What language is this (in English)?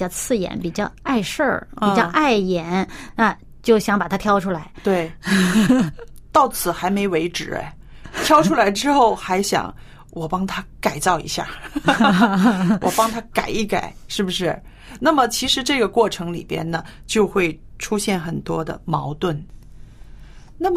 Chinese